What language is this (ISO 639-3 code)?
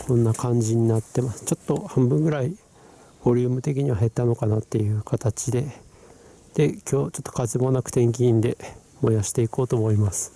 jpn